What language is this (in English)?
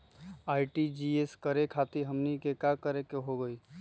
Magahi